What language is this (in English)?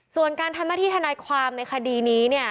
Thai